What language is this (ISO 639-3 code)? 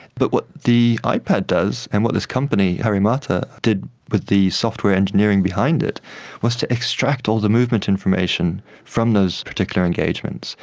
eng